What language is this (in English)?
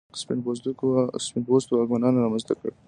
Pashto